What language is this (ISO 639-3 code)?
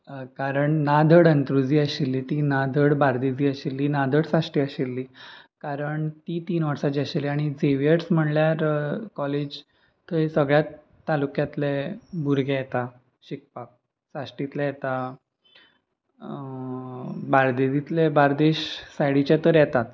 kok